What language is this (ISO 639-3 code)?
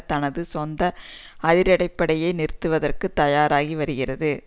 tam